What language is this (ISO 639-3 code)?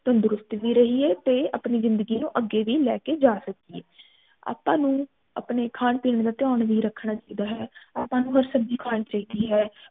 pan